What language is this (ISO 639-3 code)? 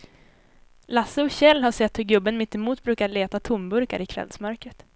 swe